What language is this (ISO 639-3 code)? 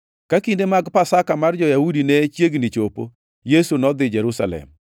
luo